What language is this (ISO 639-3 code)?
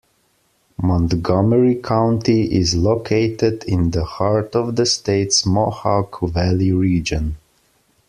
eng